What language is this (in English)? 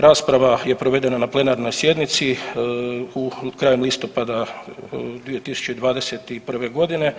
Croatian